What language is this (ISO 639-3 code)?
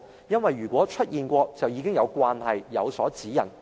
yue